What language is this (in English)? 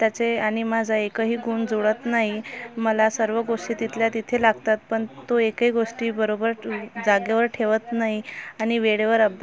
Marathi